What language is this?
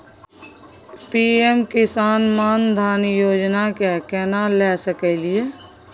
Maithili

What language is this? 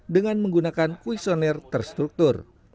Indonesian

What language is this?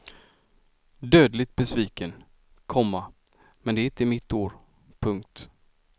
Swedish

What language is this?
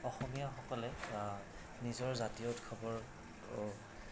Assamese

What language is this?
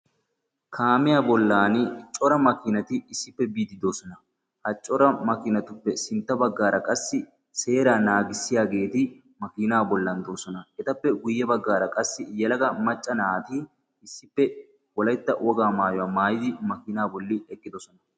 Wolaytta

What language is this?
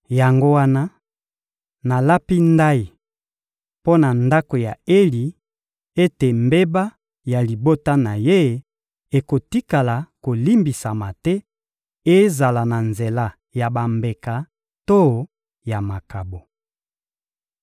Lingala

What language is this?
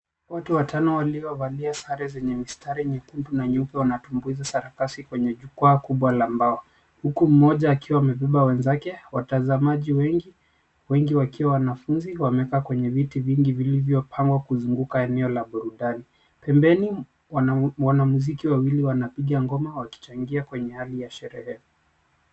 Swahili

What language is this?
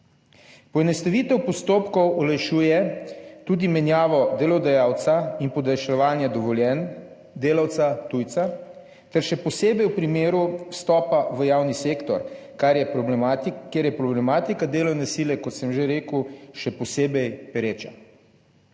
Slovenian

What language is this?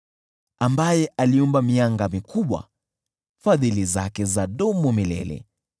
Swahili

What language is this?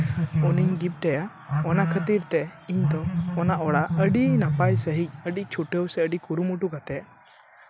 Santali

